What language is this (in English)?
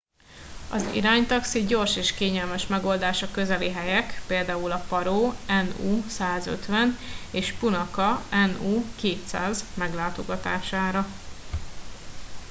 Hungarian